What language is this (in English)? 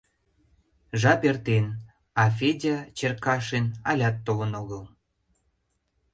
Mari